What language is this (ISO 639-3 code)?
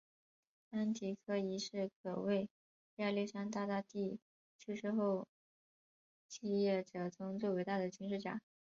zho